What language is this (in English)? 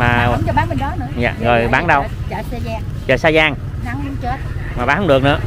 Vietnamese